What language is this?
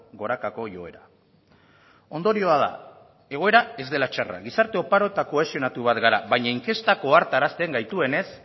Basque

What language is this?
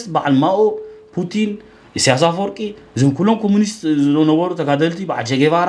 Arabic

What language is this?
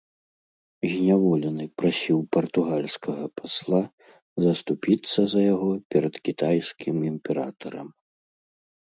Belarusian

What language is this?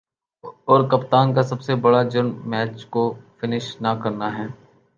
Urdu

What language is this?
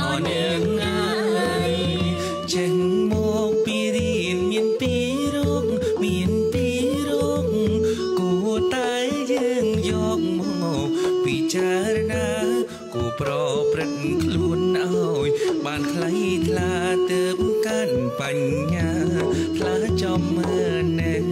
Thai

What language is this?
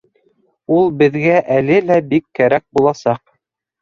Bashkir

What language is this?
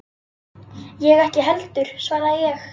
Icelandic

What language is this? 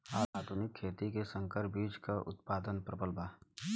Bhojpuri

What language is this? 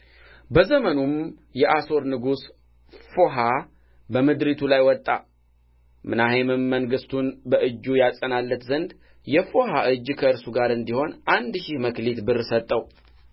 Amharic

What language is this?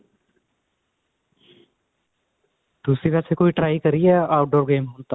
Punjabi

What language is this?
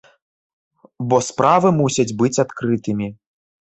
Belarusian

